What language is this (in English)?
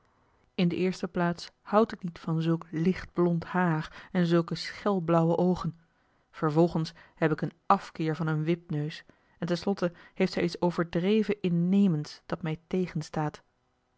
Dutch